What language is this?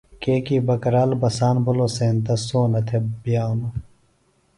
Phalura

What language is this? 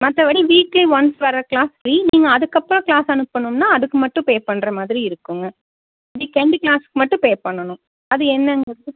Tamil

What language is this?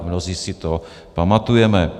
Czech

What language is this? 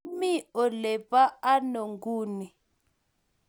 Kalenjin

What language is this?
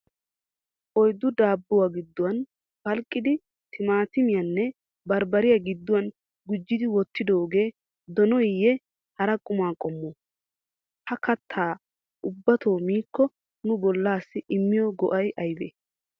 Wolaytta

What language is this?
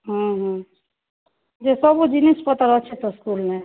Odia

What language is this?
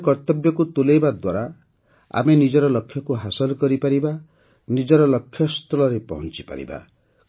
Odia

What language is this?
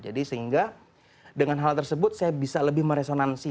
Indonesian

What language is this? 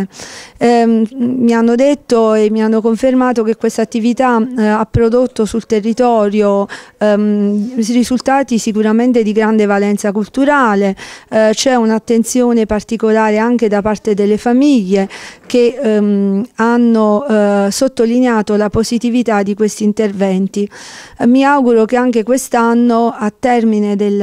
Italian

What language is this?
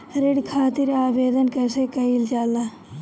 Bhojpuri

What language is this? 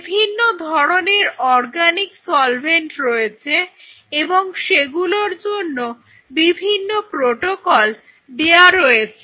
Bangla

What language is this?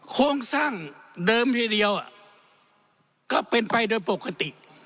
Thai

